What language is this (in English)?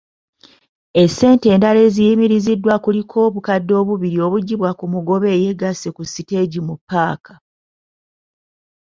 Ganda